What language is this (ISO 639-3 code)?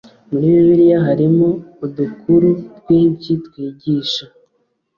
kin